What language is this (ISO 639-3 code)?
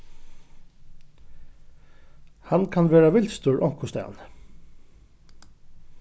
fao